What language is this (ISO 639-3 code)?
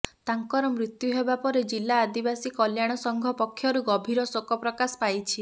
ori